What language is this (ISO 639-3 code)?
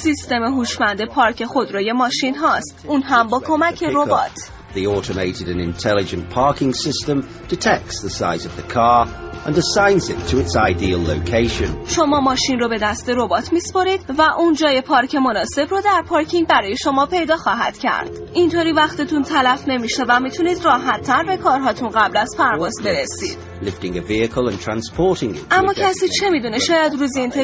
fas